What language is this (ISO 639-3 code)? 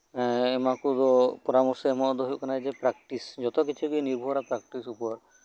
sat